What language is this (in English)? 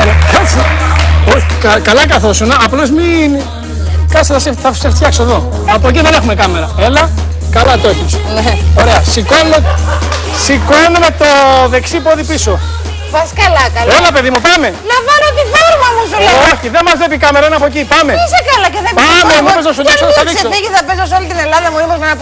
Greek